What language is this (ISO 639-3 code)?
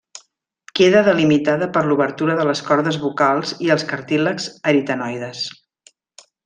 cat